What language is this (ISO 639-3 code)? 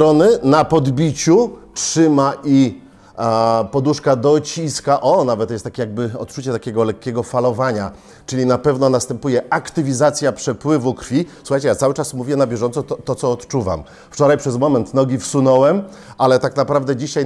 pol